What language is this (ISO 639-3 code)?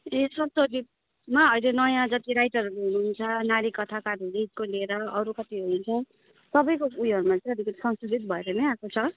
nep